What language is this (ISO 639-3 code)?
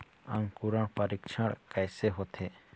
hne